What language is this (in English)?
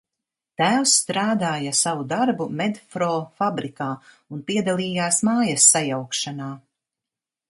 Latvian